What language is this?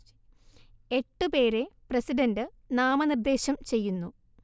Malayalam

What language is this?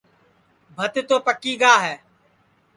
Sansi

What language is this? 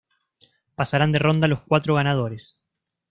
Spanish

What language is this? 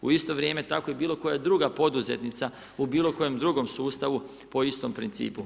Croatian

